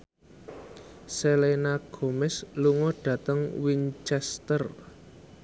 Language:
Javanese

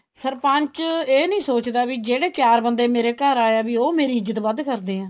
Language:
Punjabi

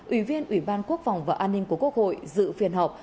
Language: Vietnamese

